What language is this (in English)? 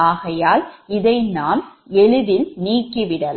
Tamil